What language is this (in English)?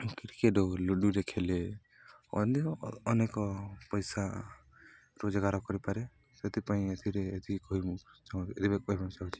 Odia